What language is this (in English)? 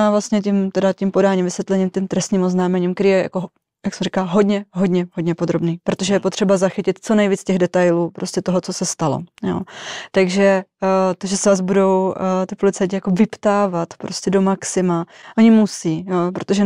Czech